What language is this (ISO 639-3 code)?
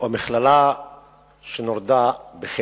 heb